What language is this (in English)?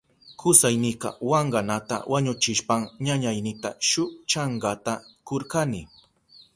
Southern Pastaza Quechua